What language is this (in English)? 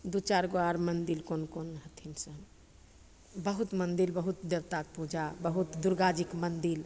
Maithili